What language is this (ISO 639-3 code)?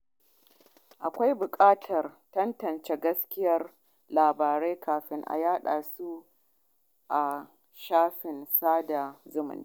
hau